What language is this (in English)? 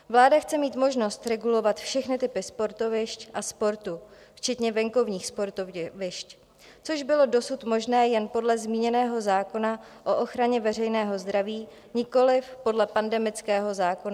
Czech